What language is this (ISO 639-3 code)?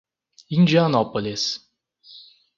por